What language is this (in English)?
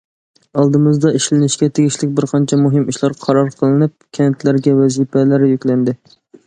Uyghur